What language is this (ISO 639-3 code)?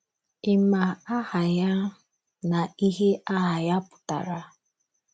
ibo